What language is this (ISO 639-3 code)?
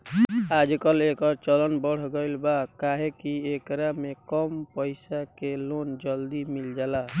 bho